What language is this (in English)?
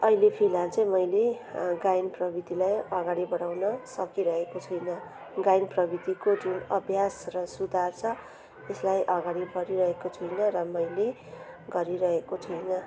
Nepali